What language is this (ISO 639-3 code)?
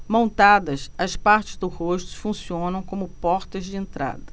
por